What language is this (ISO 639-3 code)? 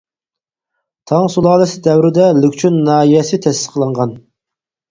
uig